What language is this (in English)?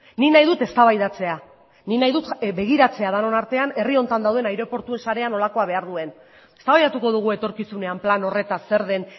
Basque